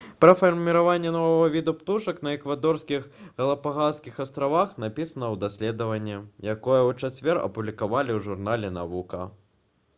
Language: Belarusian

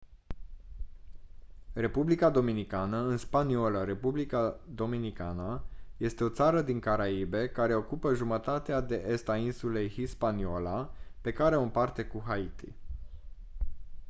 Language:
Romanian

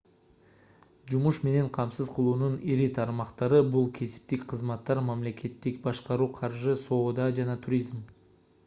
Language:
Kyrgyz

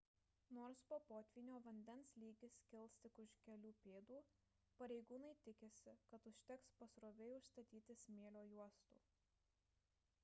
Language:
Lithuanian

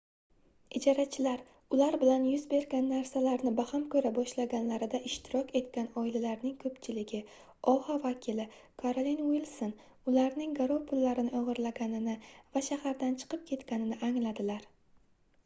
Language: Uzbek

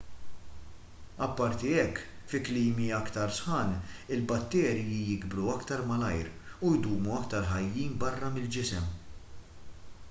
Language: Maltese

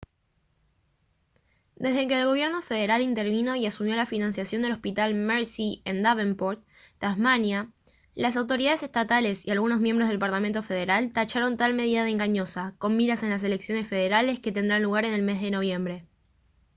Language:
Spanish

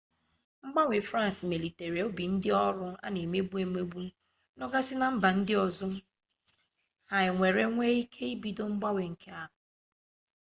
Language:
Igbo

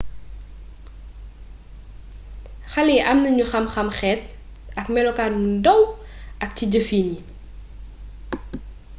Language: Wolof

